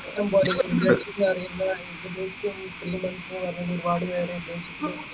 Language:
Malayalam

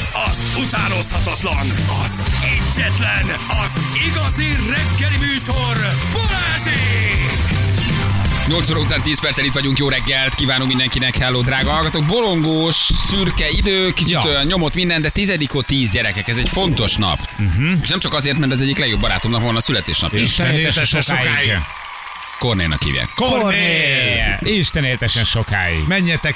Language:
Hungarian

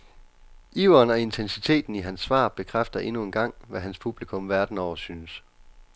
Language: Danish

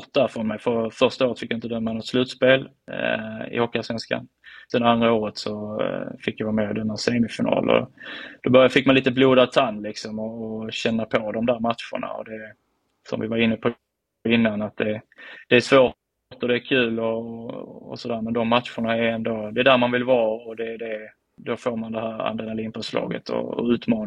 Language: Swedish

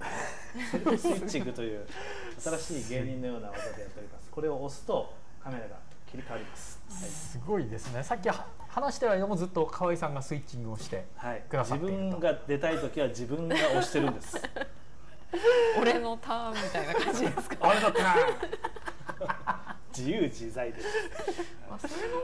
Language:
Japanese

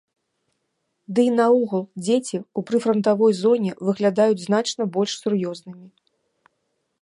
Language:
Belarusian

